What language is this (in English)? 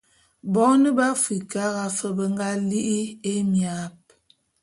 Bulu